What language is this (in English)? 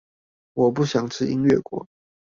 Chinese